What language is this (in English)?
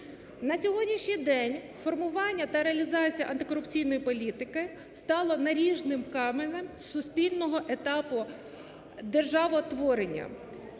Ukrainian